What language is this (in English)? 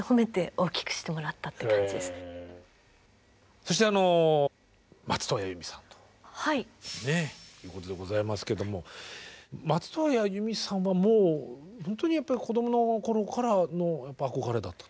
Japanese